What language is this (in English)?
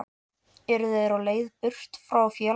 Icelandic